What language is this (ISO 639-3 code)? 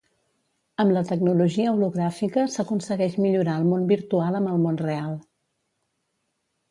cat